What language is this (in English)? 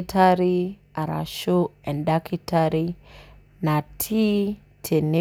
Masai